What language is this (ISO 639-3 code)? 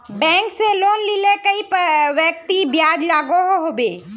mag